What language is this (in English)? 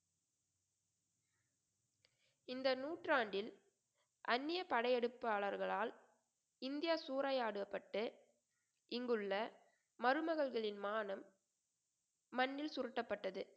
Tamil